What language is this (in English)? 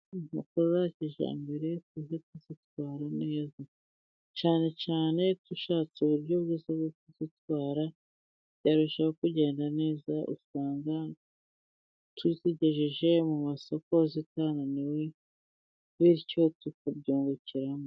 Kinyarwanda